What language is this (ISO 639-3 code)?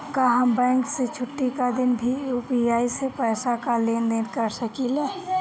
bho